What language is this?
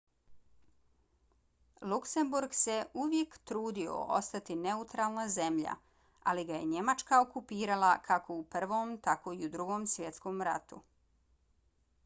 Bosnian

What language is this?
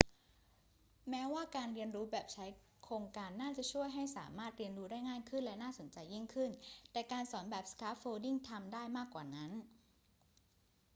Thai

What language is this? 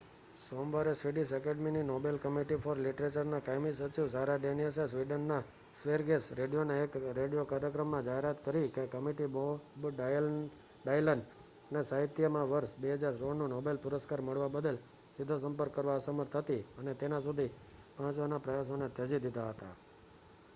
Gujarati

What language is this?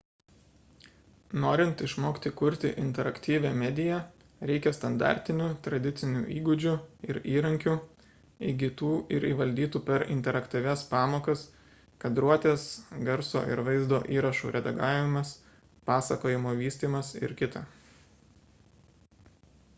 Lithuanian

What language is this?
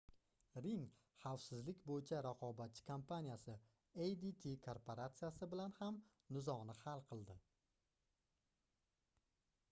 Uzbek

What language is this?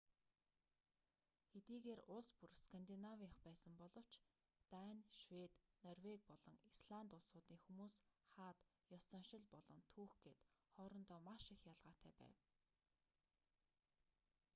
Mongolian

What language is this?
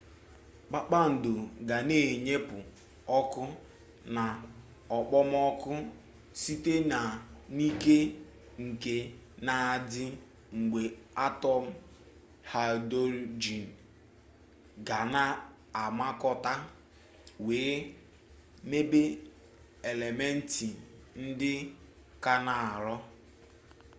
Igbo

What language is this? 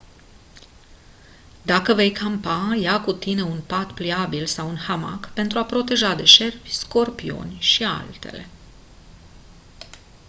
Romanian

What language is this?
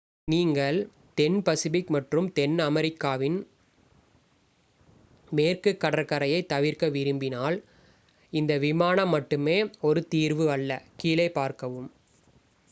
Tamil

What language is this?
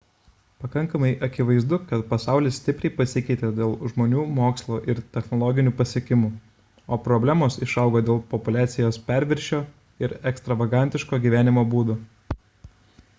Lithuanian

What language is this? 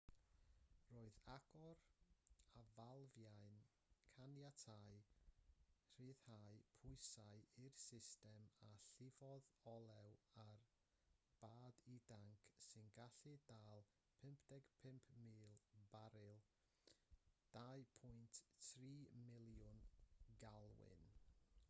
Welsh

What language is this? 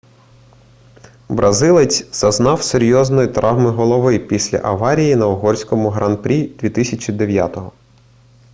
Ukrainian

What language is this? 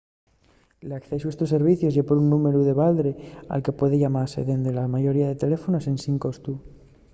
Asturian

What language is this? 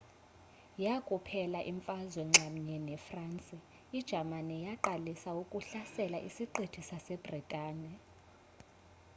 Xhosa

